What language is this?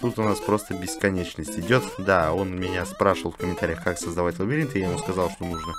Russian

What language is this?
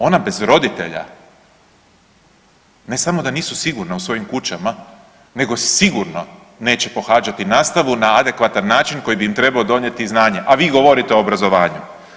Croatian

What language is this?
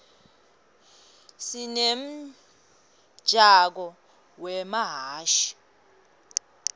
Swati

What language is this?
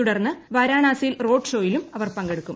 Malayalam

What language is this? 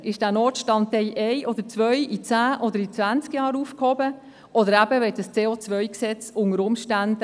Swiss German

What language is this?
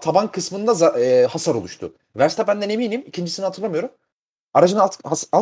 Turkish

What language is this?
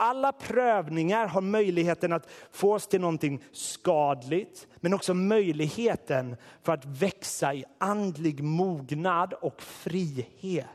Swedish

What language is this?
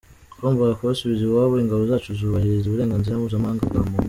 Kinyarwanda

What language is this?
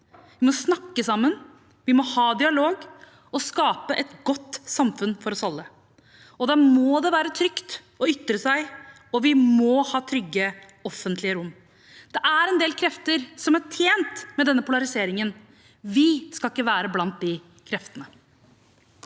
Norwegian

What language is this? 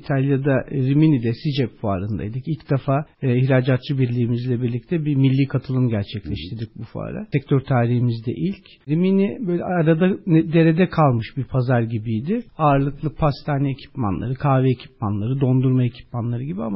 Turkish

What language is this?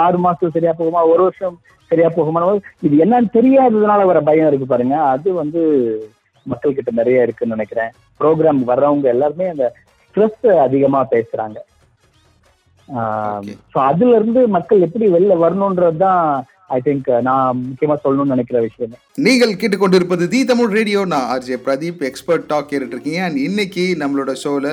Tamil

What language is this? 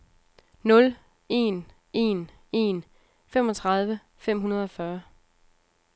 Danish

